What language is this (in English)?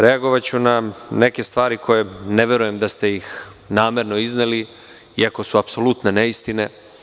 Serbian